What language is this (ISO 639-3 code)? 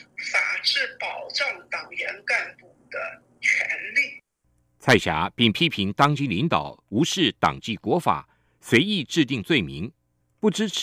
zho